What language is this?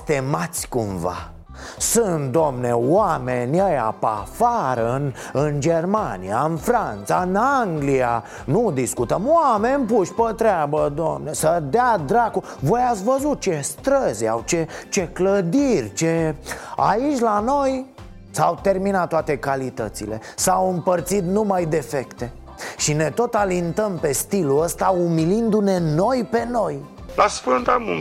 Romanian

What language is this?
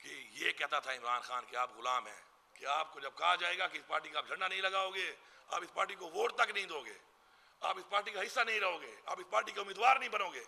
Hindi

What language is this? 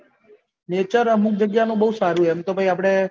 Gujarati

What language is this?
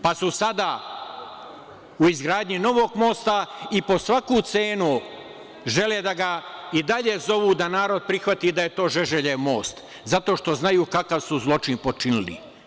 Serbian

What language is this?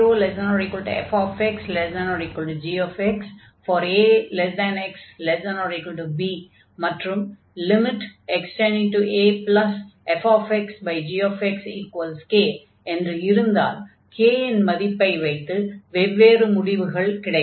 Tamil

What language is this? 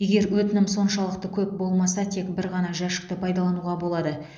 Kazakh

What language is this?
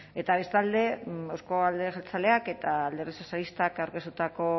Basque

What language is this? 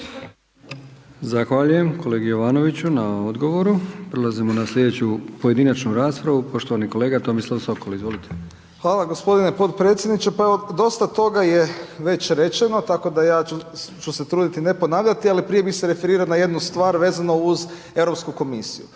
Croatian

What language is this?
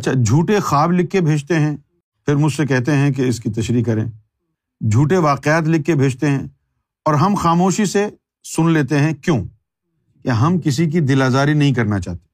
Urdu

